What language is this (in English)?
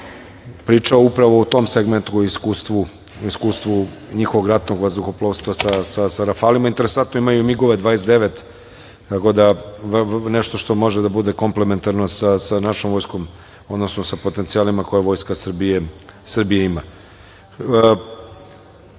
Serbian